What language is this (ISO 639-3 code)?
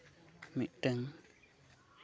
sat